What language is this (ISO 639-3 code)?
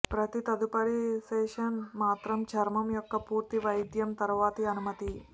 tel